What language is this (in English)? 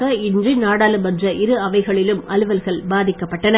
Tamil